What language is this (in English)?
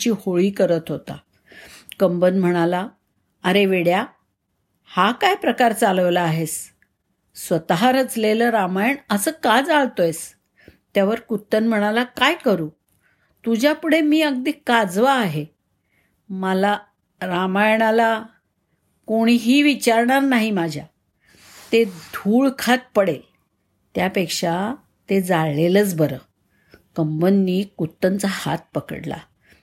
Marathi